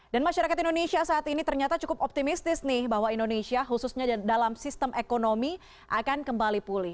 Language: Indonesian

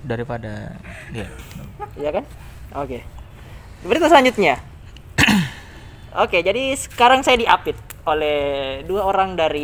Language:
Indonesian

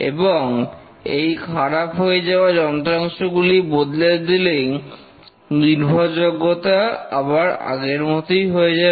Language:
Bangla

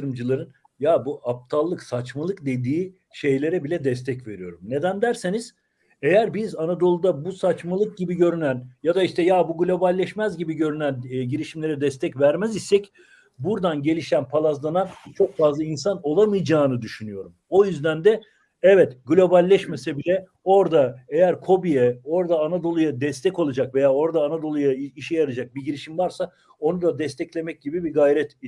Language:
Turkish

